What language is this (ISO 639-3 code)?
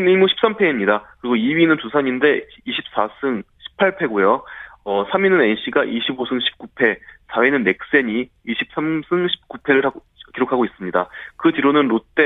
kor